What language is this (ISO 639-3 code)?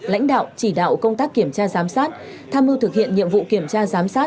vie